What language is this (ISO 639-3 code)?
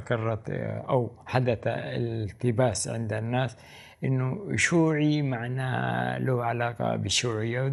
ara